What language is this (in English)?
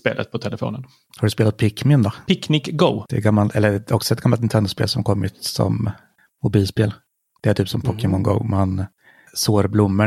Swedish